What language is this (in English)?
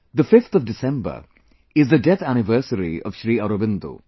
English